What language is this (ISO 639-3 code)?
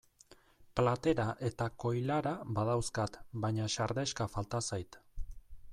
eus